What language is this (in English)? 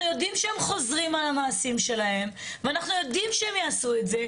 Hebrew